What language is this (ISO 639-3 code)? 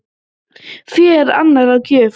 isl